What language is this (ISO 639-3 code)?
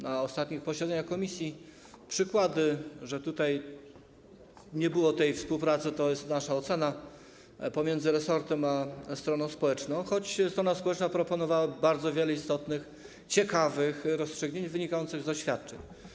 pol